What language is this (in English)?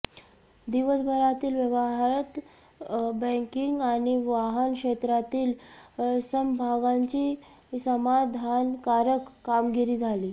Marathi